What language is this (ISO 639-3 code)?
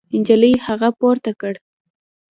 pus